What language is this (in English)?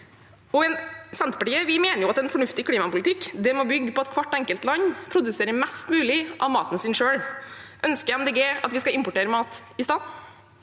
Norwegian